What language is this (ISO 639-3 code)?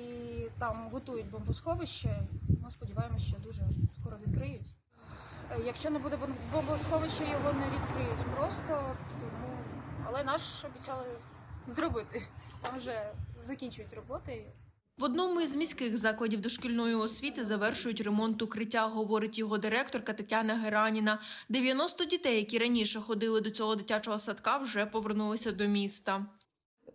ukr